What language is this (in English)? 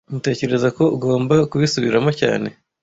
Kinyarwanda